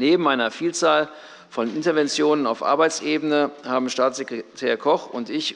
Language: German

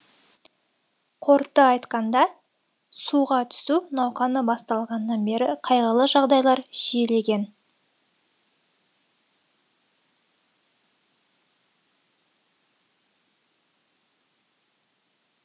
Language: Kazakh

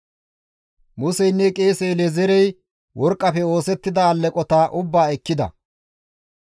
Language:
Gamo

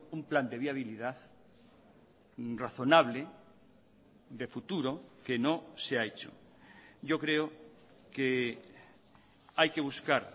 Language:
Spanish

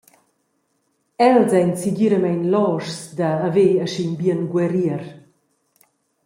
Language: Romansh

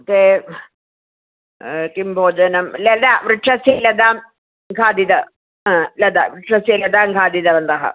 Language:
Sanskrit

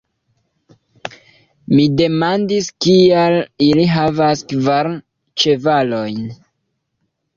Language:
Esperanto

